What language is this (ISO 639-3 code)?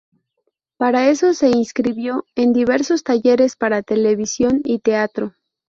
spa